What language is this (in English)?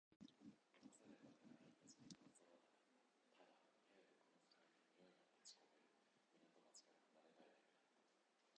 Japanese